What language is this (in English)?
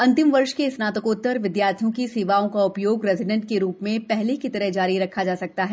Hindi